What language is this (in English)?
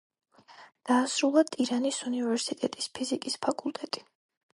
Georgian